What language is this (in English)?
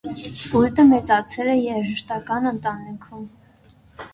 Armenian